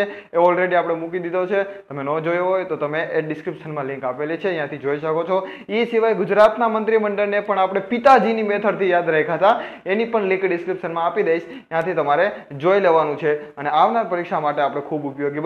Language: Hindi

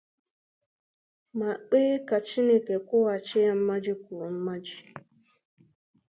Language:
Igbo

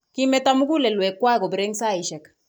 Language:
Kalenjin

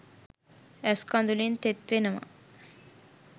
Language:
Sinhala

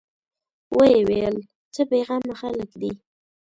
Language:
Pashto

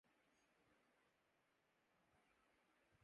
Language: Urdu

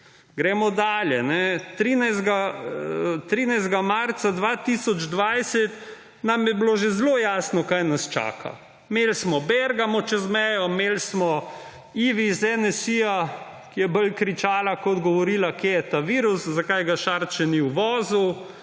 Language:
Slovenian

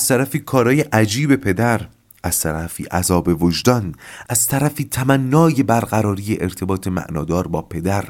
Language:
Persian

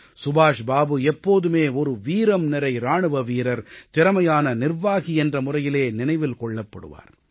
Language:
Tamil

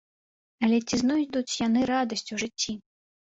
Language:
Belarusian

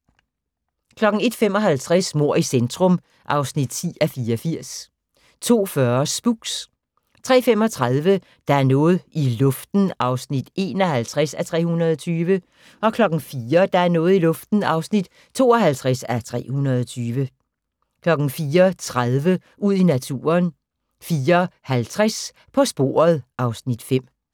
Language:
Danish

